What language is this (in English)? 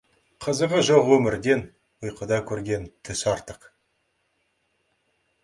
Kazakh